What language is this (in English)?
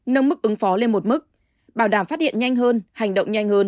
Vietnamese